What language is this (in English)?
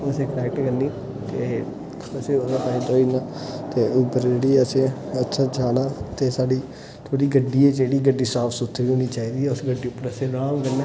Dogri